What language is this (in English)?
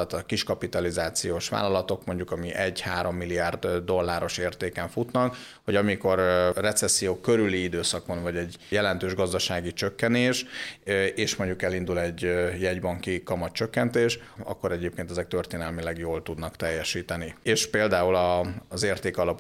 Hungarian